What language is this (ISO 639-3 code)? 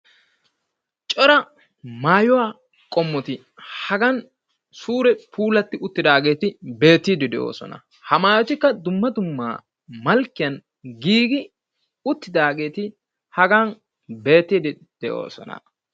wal